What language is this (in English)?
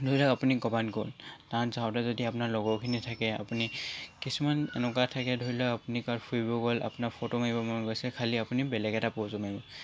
Assamese